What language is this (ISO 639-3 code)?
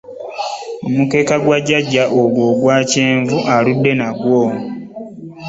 lug